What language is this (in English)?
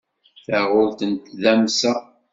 Kabyle